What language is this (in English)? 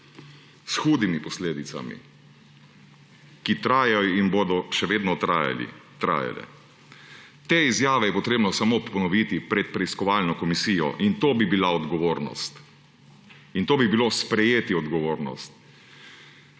Slovenian